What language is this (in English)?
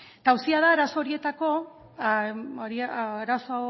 Basque